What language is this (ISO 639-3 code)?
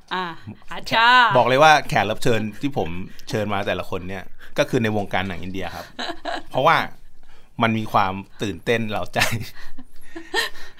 tha